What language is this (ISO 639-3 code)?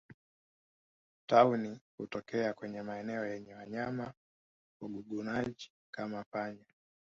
swa